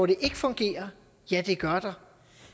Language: Danish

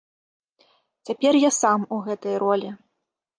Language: Belarusian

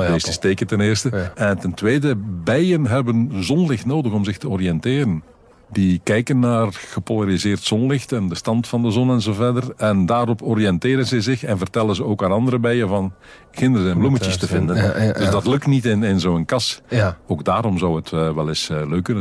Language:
Dutch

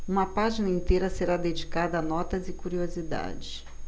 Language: Portuguese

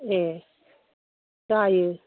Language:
Bodo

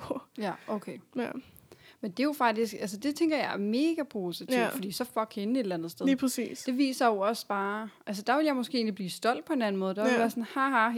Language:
Danish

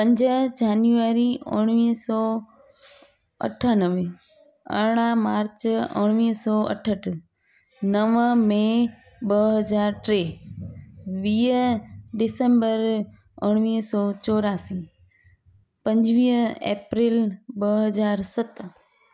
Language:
Sindhi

